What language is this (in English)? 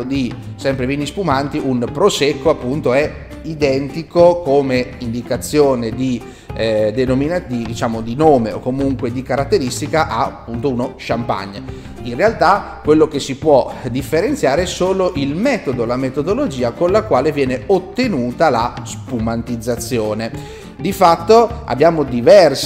Italian